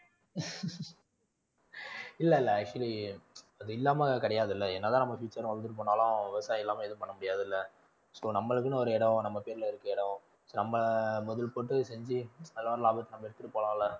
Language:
Tamil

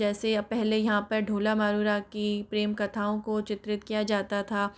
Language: Hindi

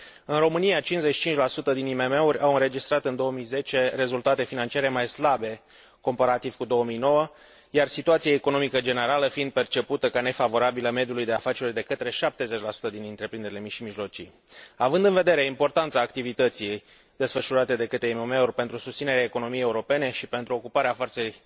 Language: Romanian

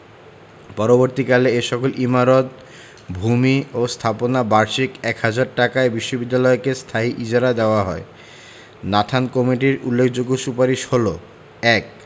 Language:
Bangla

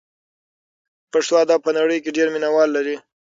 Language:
Pashto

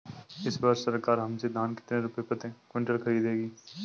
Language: Hindi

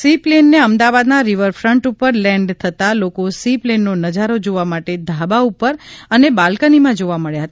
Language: Gujarati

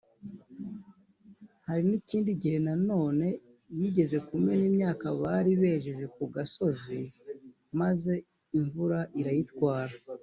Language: Kinyarwanda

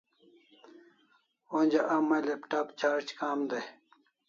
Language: Kalasha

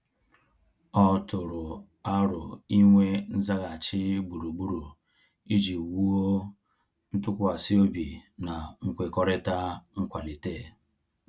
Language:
Igbo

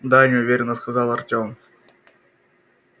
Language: Russian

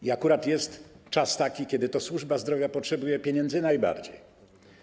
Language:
Polish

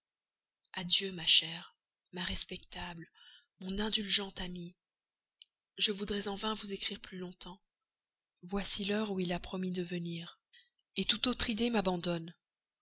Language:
French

